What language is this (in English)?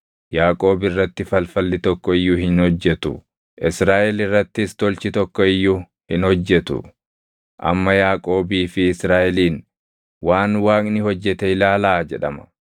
Oromo